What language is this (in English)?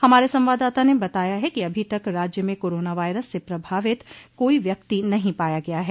Hindi